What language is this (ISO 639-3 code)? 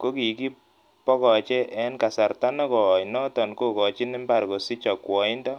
kln